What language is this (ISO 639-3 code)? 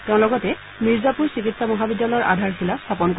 asm